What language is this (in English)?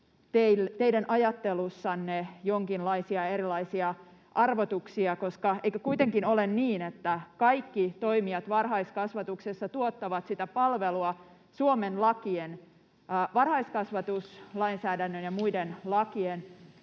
Finnish